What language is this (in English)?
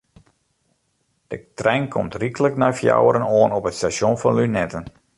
Western Frisian